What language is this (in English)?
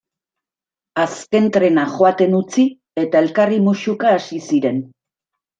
Basque